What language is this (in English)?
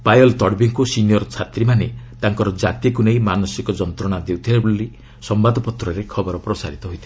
Odia